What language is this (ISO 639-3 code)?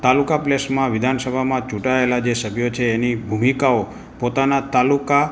guj